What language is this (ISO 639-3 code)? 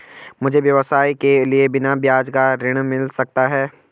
hin